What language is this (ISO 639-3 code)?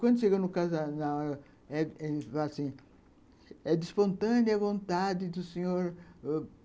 por